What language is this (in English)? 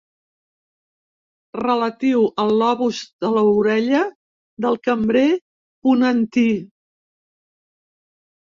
Catalan